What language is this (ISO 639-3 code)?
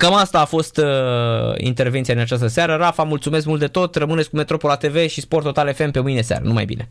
ron